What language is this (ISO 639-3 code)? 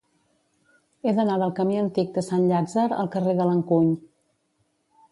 cat